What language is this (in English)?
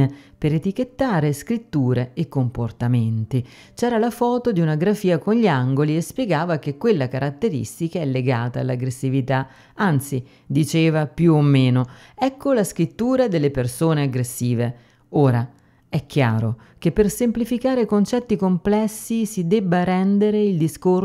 Italian